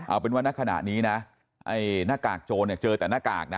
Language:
Thai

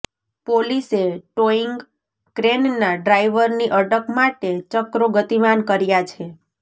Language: Gujarati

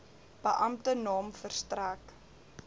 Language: Afrikaans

